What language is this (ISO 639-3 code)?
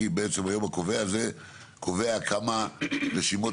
heb